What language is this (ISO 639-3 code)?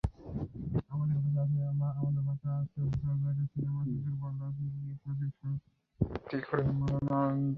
ben